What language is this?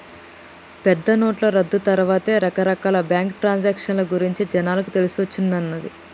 Telugu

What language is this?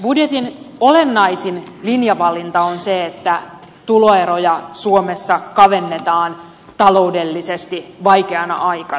Finnish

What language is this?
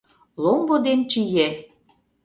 Mari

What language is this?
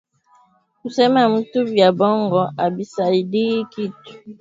Swahili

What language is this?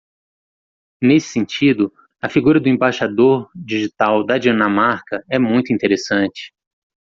Portuguese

